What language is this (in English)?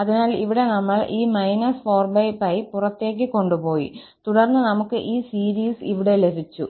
Malayalam